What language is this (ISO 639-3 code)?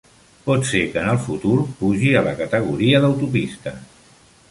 cat